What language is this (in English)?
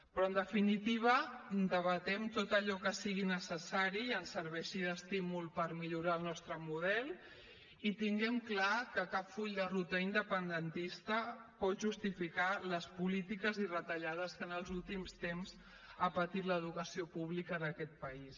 Catalan